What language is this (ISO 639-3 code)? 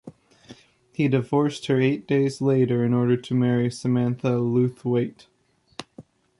eng